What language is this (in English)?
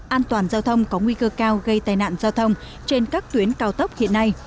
Vietnamese